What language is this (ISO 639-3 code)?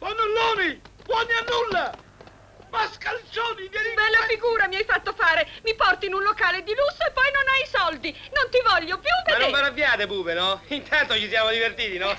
ita